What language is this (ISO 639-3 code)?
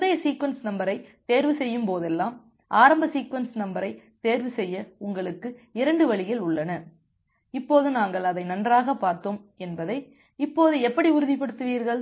tam